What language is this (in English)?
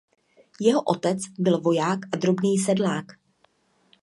Czech